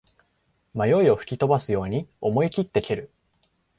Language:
Japanese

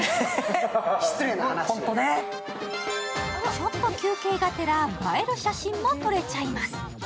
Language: Japanese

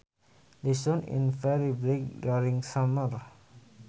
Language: Sundanese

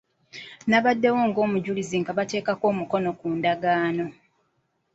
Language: Ganda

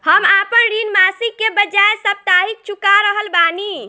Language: Bhojpuri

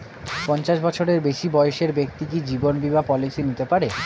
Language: Bangla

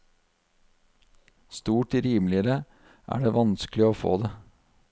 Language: Norwegian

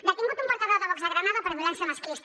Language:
Catalan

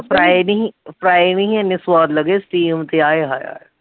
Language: Punjabi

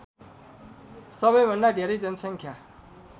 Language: Nepali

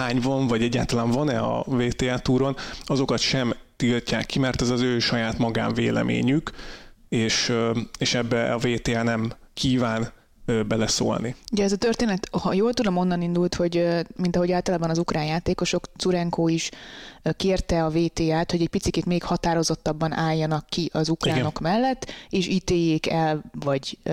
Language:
Hungarian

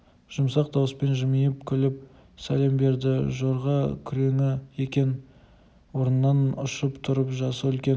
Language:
Kazakh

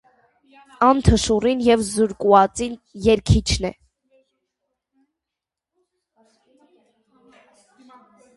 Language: Armenian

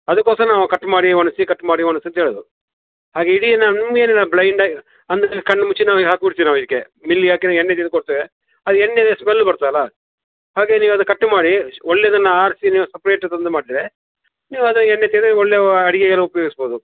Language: Kannada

